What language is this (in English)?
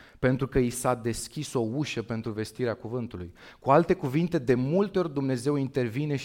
Romanian